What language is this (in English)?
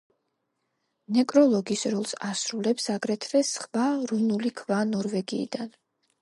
Georgian